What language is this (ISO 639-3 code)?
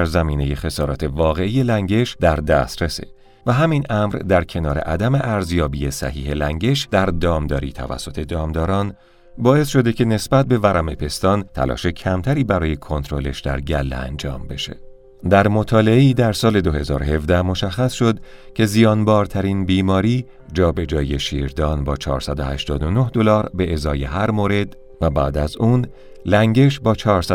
fas